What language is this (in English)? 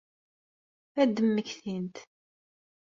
Kabyle